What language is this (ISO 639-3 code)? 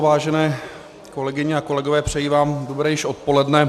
ces